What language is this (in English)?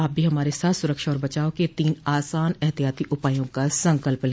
Hindi